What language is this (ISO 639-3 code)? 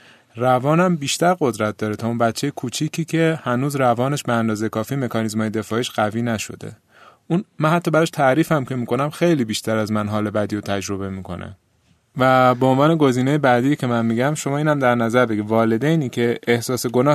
fas